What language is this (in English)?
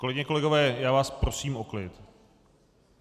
Czech